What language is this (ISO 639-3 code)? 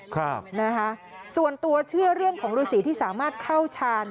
tha